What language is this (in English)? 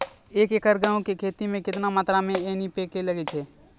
Maithili